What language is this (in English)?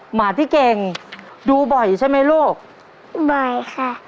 Thai